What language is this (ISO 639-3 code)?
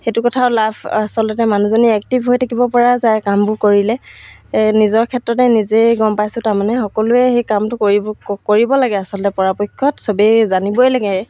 asm